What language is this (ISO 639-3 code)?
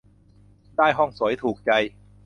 tha